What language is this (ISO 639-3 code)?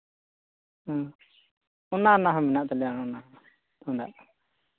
sat